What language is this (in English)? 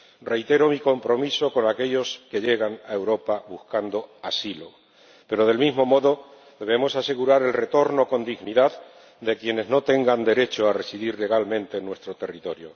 Spanish